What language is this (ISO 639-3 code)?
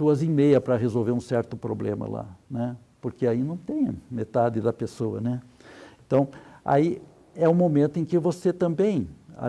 por